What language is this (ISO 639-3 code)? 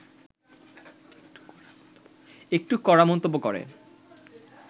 ben